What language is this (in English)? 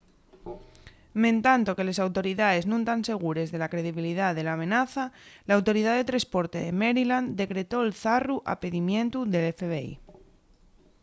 Asturian